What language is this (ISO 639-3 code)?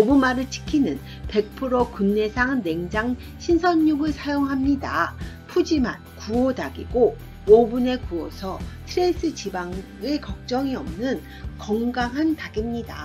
kor